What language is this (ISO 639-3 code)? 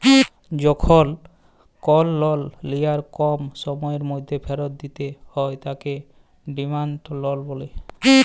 ben